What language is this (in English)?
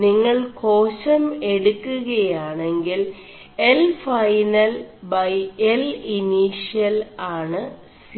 Malayalam